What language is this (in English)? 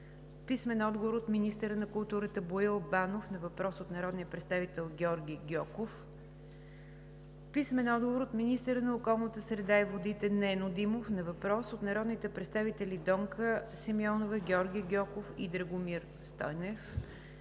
Bulgarian